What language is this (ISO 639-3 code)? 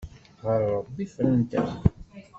kab